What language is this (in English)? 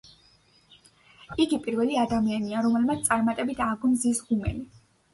Georgian